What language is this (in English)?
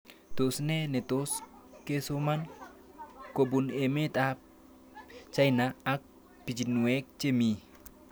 Kalenjin